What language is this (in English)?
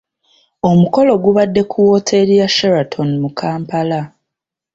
Ganda